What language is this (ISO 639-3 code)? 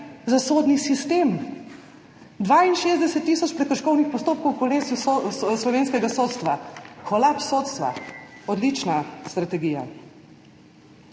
slv